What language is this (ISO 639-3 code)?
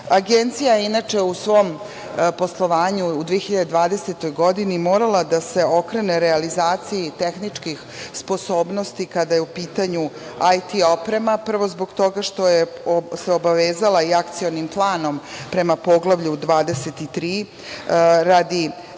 srp